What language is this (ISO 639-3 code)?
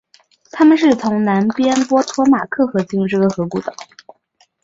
zho